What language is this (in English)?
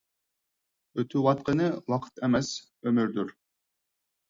Uyghur